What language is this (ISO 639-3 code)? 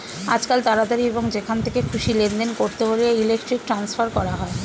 ben